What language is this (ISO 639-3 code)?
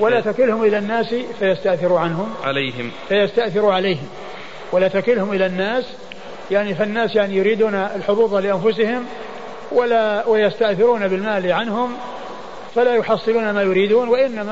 ara